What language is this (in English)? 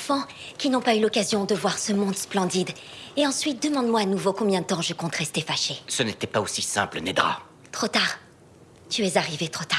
French